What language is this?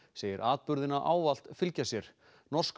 Icelandic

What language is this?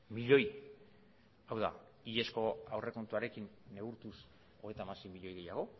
Basque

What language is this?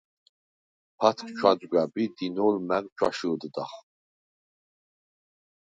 Svan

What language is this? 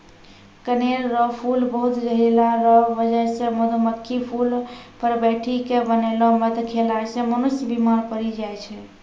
Maithili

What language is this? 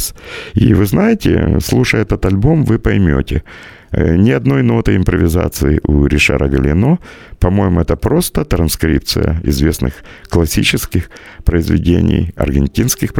Russian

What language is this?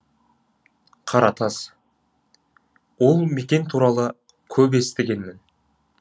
Kazakh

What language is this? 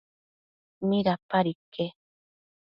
Matsés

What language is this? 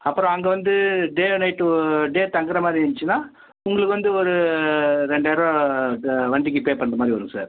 Tamil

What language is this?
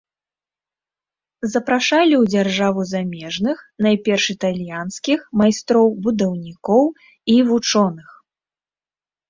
Belarusian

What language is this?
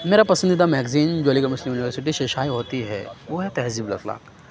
Urdu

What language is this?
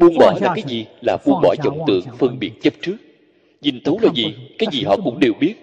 Vietnamese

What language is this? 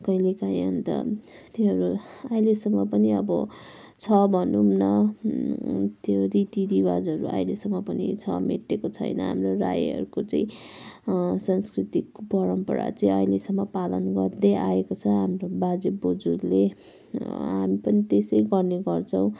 Nepali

